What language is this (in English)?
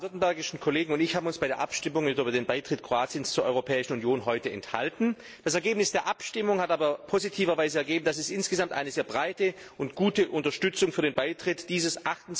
German